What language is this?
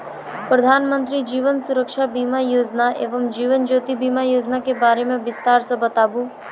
Maithili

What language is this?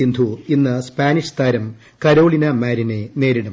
Malayalam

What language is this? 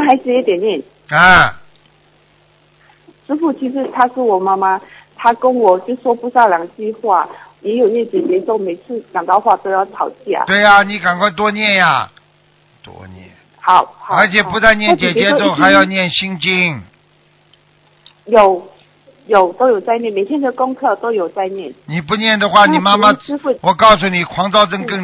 Chinese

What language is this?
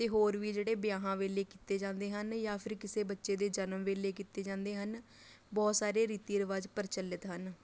Punjabi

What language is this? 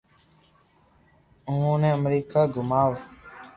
Loarki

